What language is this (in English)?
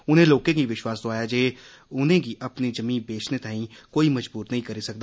Dogri